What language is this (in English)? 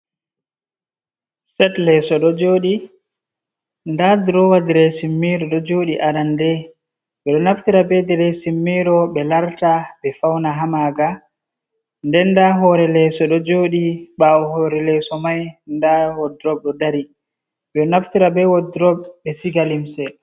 Fula